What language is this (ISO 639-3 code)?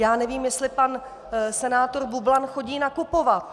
ces